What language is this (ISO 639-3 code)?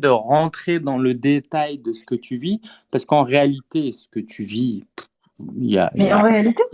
fra